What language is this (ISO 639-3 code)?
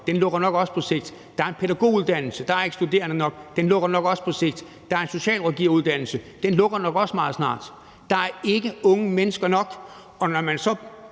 dan